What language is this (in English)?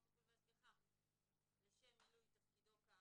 Hebrew